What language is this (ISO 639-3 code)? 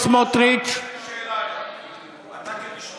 heb